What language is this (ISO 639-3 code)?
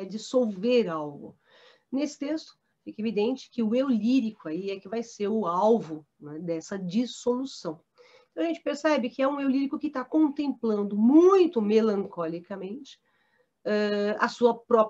por